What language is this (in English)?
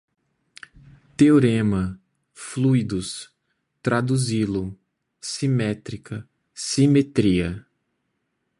Portuguese